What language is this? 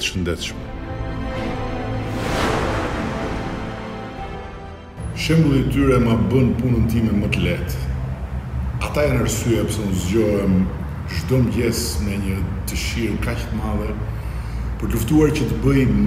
Russian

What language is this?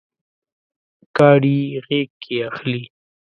Pashto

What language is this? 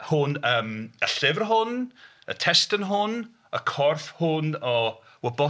Welsh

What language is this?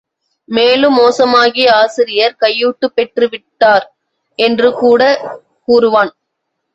Tamil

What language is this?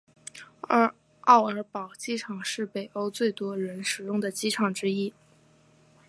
Chinese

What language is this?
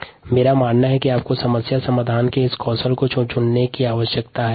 Hindi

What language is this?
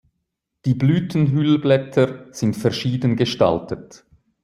German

